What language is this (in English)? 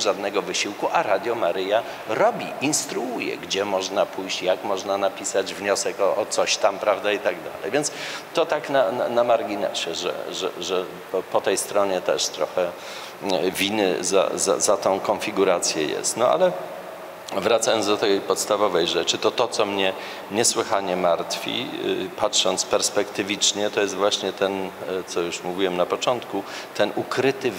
Polish